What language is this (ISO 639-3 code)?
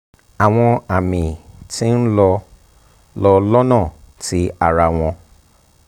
yor